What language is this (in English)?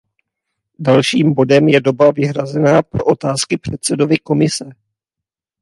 Czech